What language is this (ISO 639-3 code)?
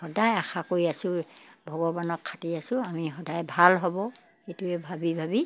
asm